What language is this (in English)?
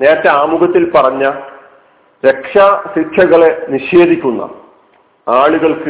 Malayalam